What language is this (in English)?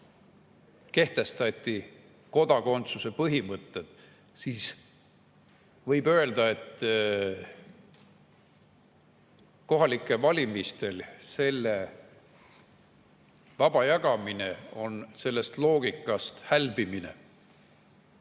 Estonian